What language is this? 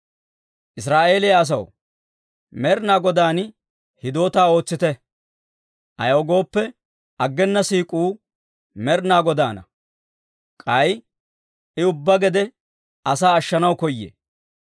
Dawro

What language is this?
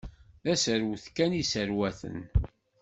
Kabyle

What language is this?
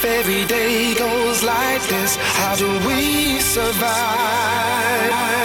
English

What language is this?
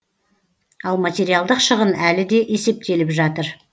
Kazakh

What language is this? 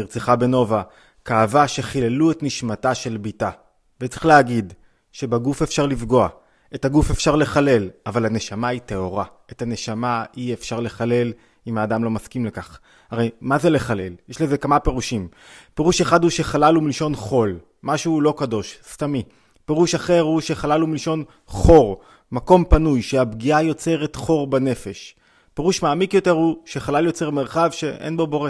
Hebrew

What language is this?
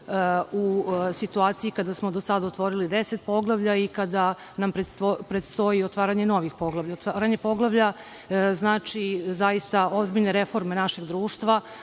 Serbian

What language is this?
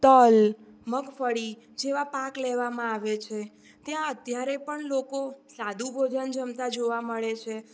Gujarati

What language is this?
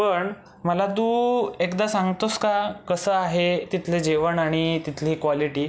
Marathi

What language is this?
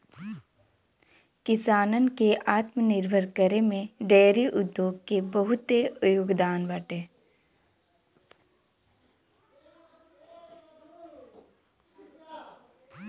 Bhojpuri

